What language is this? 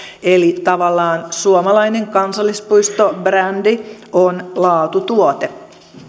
Finnish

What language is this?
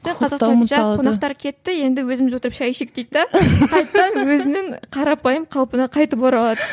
Kazakh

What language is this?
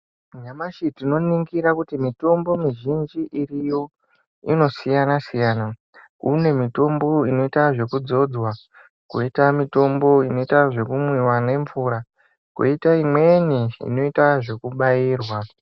Ndau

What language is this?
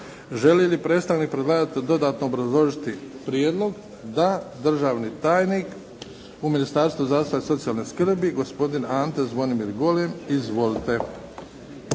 Croatian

